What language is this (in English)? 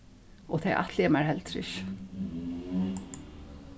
Faroese